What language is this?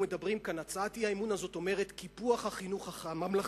Hebrew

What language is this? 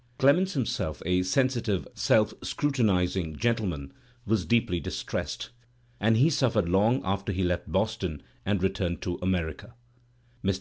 English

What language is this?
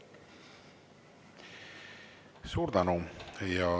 Estonian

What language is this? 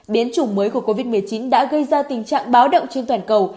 Vietnamese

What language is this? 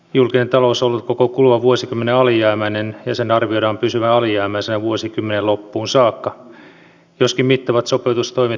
Finnish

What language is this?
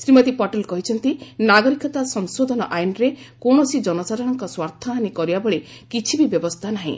Odia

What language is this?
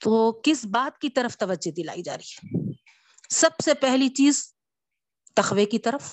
Urdu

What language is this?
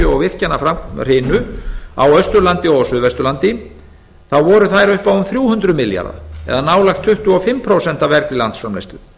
Icelandic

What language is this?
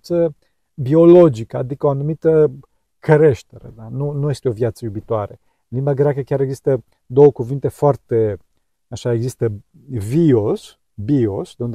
Romanian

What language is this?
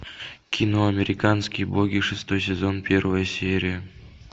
Russian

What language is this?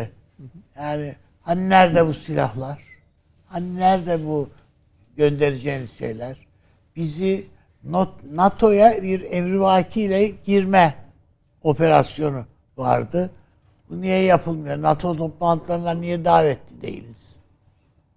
Turkish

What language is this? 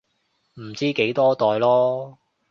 Cantonese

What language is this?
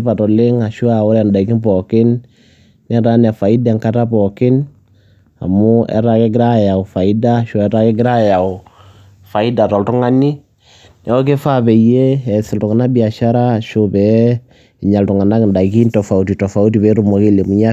Masai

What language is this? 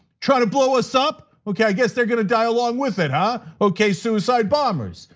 English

